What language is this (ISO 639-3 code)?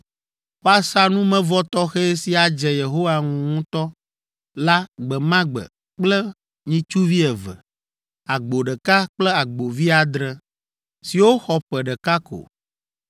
ewe